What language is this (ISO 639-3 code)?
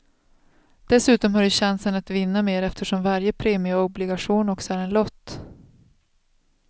swe